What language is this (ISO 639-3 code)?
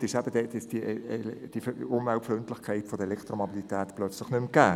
gsw